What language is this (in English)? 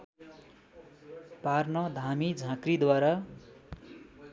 Nepali